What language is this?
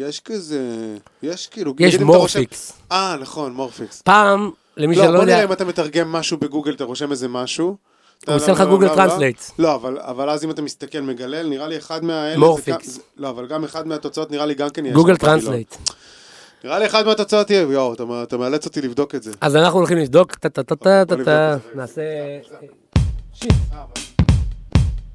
Hebrew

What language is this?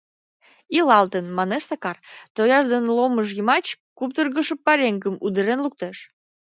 Mari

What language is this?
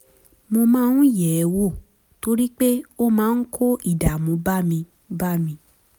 Yoruba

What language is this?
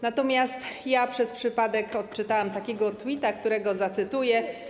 Polish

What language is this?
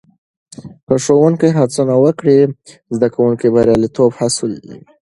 Pashto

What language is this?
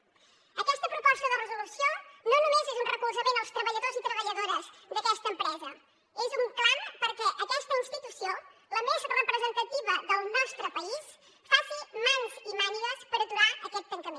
Catalan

